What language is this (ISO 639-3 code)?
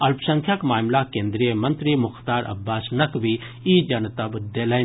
mai